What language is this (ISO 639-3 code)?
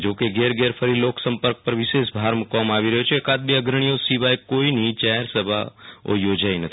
guj